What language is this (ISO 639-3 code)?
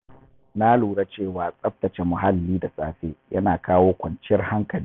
hau